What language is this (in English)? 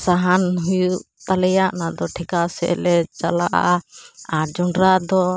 Santali